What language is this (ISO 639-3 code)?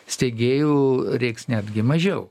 lit